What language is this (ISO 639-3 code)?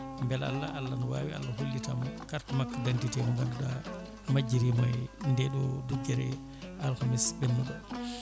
ful